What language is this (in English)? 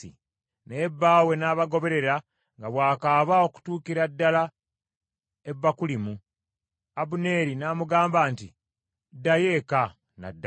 Ganda